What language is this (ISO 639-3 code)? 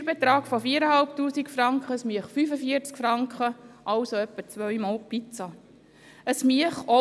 gsw